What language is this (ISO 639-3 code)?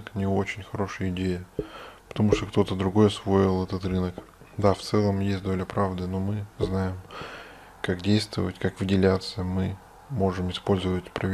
rus